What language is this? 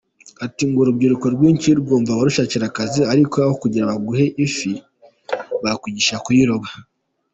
Kinyarwanda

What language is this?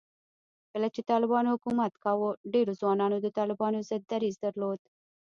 Pashto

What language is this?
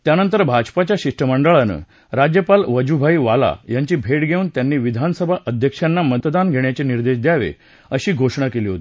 Marathi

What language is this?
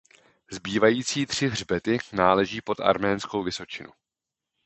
Czech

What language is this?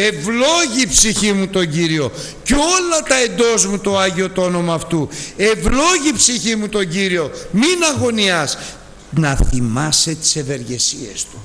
Greek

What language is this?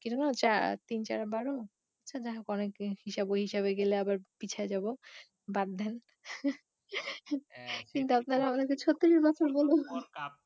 Bangla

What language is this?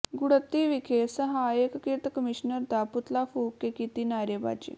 Punjabi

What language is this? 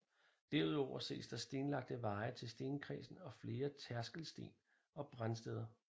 Danish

